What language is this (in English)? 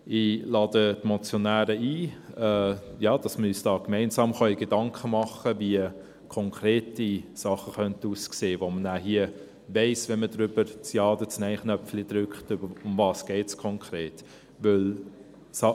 Swiss German